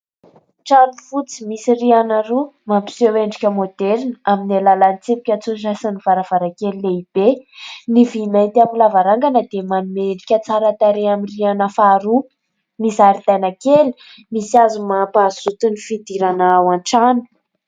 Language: Malagasy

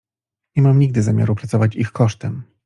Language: Polish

